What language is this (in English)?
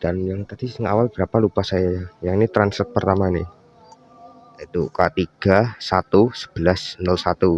Indonesian